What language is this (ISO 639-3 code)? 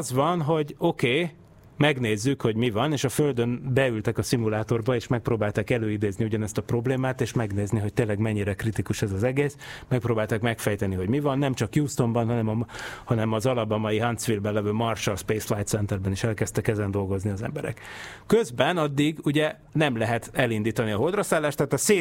hun